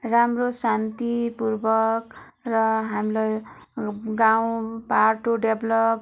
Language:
Nepali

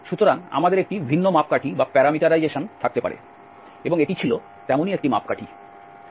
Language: Bangla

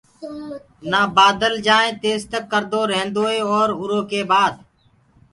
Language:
Gurgula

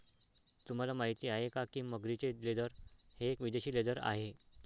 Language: Marathi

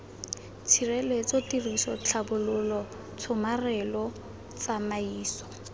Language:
Tswana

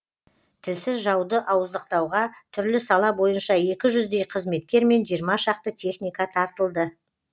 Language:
Kazakh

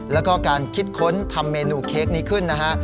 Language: Thai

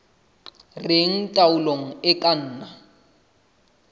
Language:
Southern Sotho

